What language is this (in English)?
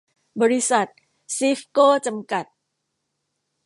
Thai